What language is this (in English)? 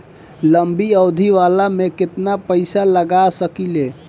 Bhojpuri